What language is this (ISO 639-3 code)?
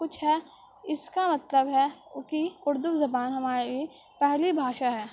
urd